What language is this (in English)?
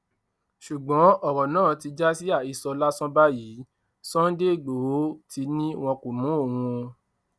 Yoruba